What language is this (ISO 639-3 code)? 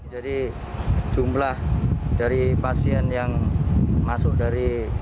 ind